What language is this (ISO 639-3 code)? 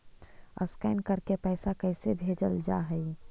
mag